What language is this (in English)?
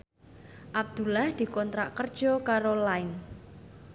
Javanese